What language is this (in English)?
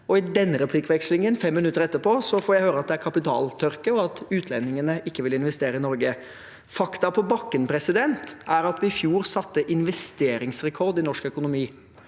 Norwegian